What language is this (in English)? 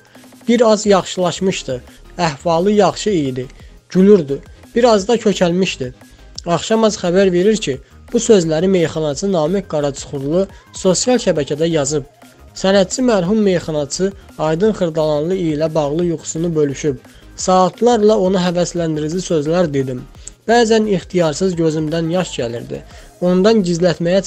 Turkish